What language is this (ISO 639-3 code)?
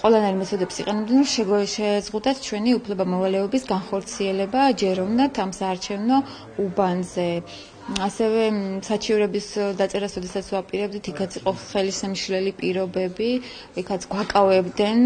bul